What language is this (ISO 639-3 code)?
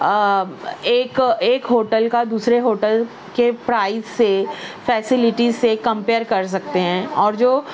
urd